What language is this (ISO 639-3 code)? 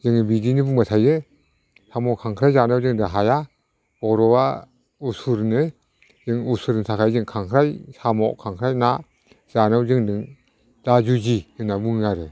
brx